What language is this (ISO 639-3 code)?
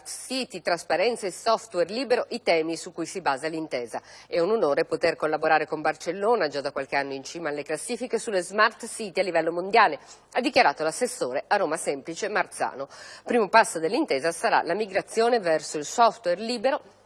ita